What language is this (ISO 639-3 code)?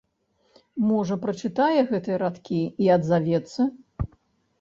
bel